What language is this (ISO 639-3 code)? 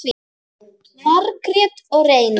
isl